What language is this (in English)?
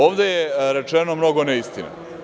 Serbian